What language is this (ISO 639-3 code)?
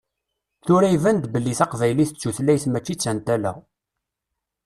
kab